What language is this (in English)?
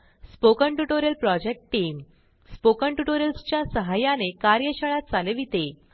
Marathi